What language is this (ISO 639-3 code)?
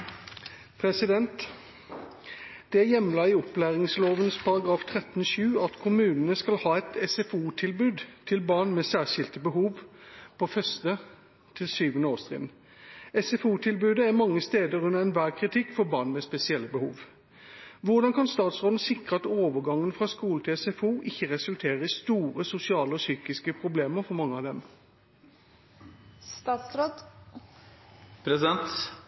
nob